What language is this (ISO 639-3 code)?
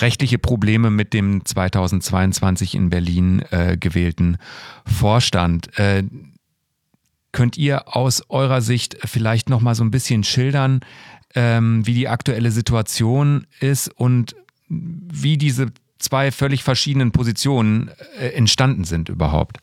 deu